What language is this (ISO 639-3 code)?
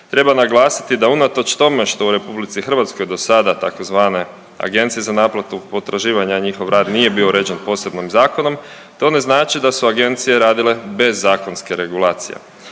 hrv